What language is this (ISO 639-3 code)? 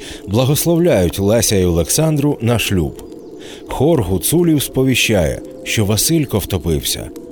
ukr